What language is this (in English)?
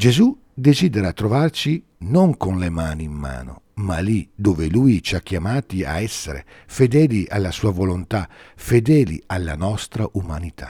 Italian